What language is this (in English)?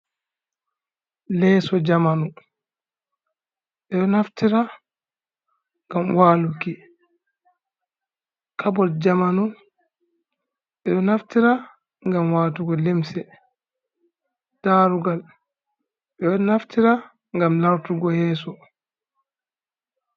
Fula